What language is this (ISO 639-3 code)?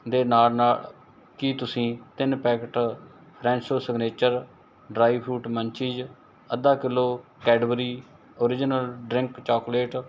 pan